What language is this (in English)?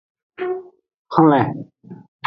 Aja (Benin)